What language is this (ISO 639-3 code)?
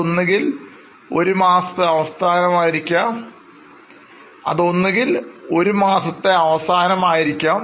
mal